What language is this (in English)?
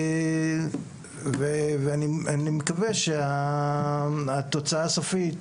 Hebrew